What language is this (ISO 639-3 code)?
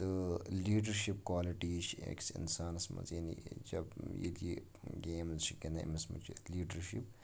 kas